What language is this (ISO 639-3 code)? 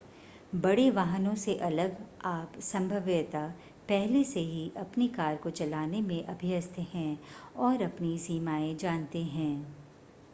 hin